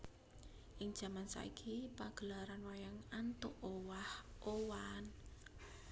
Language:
Javanese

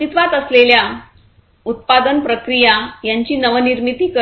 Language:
Marathi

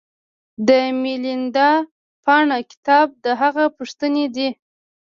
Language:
Pashto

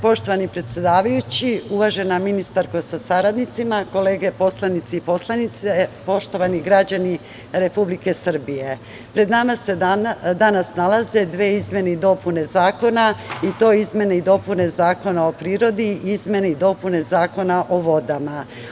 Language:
Serbian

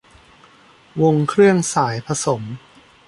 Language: Thai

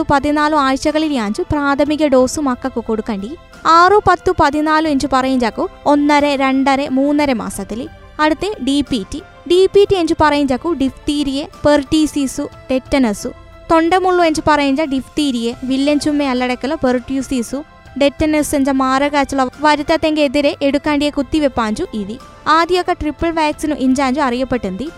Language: Malayalam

